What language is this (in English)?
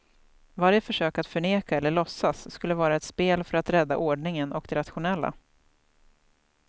Swedish